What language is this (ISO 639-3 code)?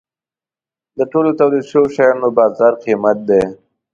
pus